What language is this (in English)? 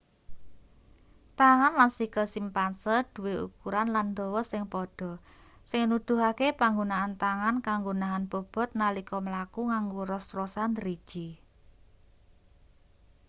Javanese